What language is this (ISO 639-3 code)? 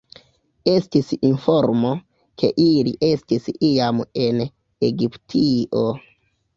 epo